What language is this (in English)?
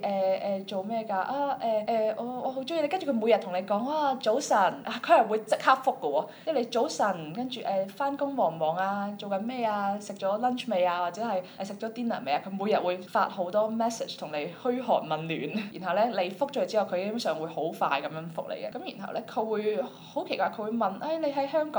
Chinese